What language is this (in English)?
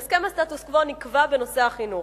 Hebrew